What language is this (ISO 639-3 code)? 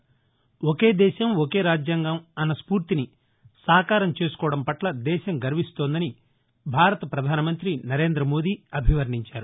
tel